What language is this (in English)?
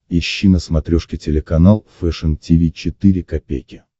Russian